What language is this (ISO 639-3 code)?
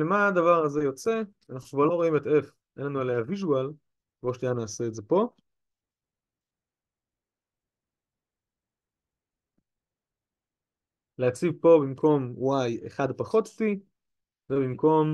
heb